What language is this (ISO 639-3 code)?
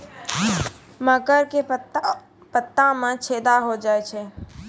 mai